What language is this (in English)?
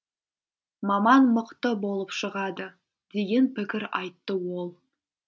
Kazakh